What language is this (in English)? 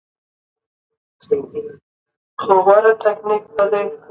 Pashto